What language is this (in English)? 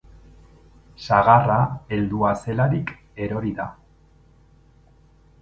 Basque